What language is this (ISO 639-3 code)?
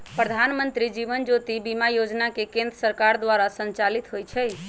mag